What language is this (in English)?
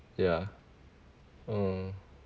English